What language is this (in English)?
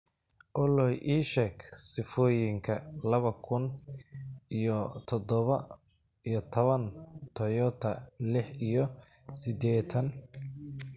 Somali